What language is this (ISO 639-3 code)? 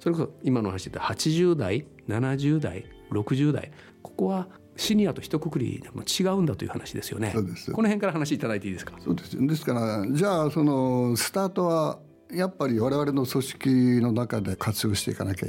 jpn